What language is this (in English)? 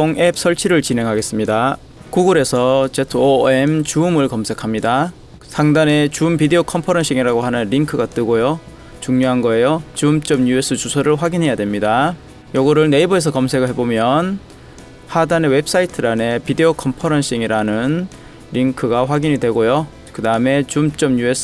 Korean